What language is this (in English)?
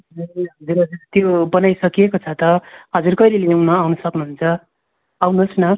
Nepali